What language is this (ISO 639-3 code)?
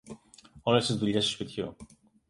ell